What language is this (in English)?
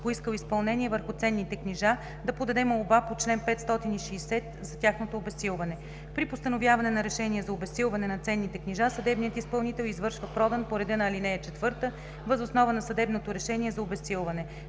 Bulgarian